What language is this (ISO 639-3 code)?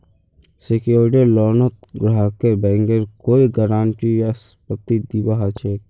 mag